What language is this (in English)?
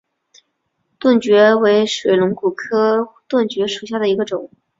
Chinese